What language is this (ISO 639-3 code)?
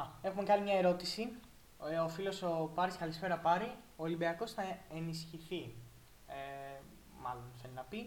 ell